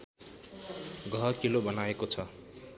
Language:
Nepali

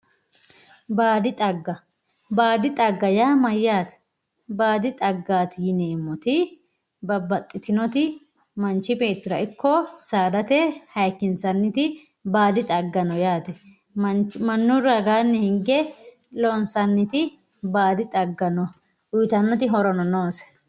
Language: Sidamo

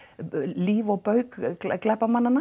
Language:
Icelandic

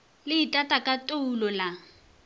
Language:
Northern Sotho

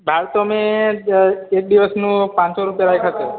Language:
Gujarati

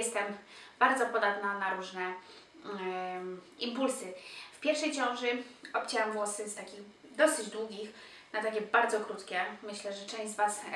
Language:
Polish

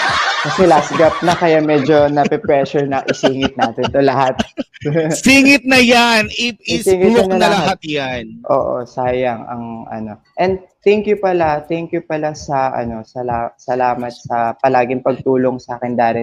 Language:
Filipino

